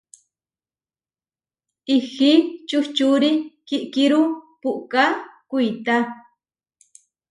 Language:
Huarijio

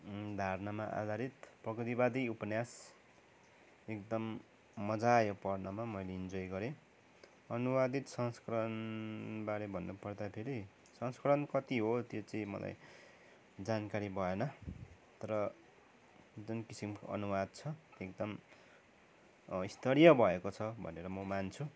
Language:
Nepali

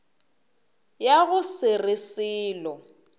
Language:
Northern Sotho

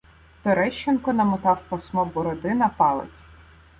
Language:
Ukrainian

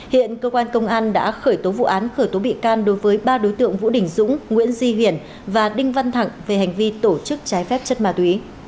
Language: Vietnamese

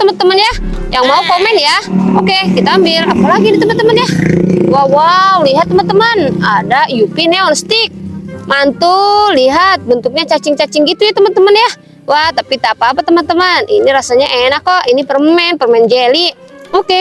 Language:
Indonesian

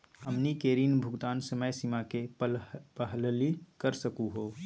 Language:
Magahi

